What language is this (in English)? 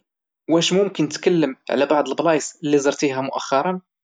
Moroccan Arabic